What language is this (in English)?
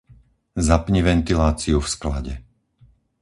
Slovak